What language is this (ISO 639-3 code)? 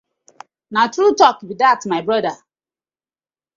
pcm